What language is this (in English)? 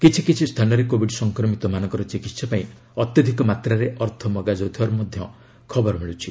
Odia